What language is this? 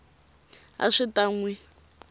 Tsonga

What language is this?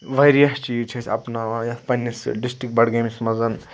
Kashmiri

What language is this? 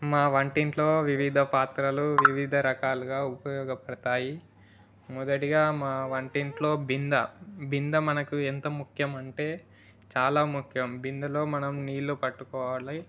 Telugu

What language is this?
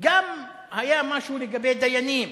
Hebrew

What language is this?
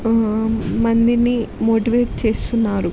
Telugu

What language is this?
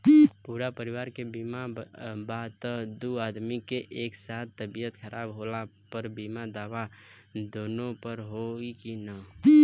Bhojpuri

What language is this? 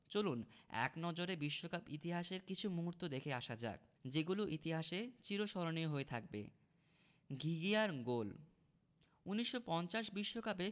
Bangla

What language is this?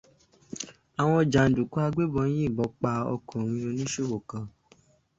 Yoruba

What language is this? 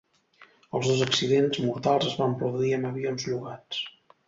Catalan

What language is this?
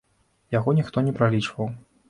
Belarusian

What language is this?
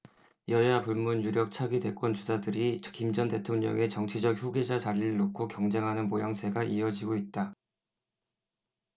Korean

